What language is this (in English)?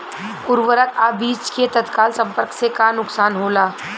Bhojpuri